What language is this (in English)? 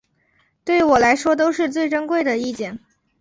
Chinese